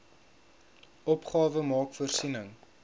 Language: Afrikaans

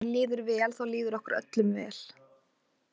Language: Icelandic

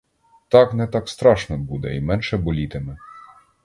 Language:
Ukrainian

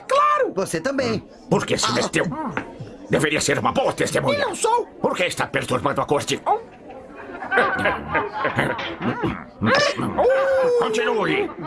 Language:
Portuguese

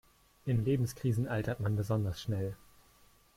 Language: German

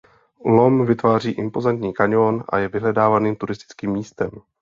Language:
Czech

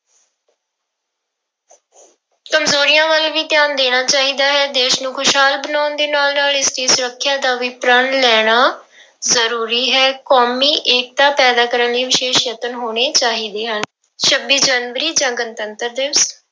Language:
Punjabi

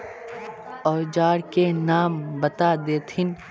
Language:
Magahi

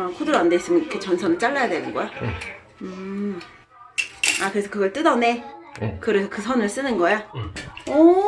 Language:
Korean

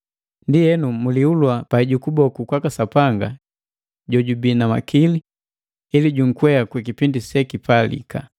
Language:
Matengo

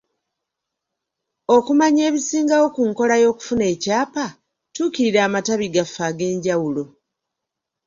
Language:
Ganda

